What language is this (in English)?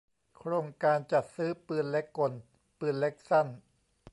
Thai